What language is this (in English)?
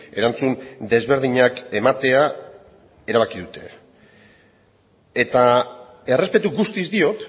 Basque